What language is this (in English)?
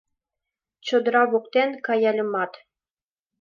Mari